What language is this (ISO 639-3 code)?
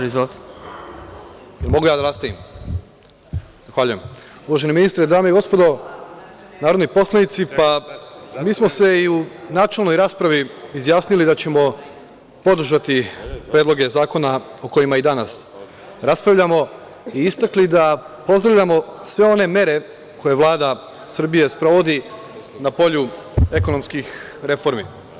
srp